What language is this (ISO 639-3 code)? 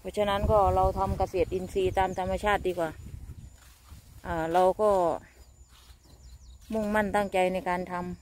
tha